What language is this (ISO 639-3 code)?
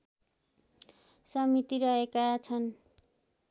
nep